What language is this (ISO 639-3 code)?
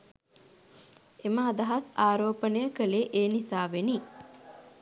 sin